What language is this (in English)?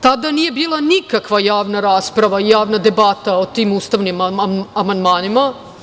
Serbian